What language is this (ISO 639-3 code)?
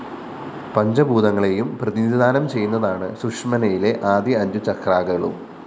mal